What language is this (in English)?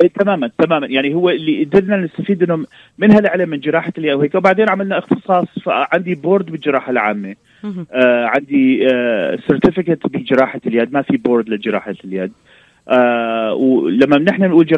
Arabic